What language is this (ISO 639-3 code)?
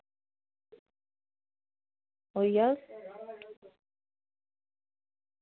doi